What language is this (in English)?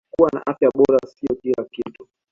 Swahili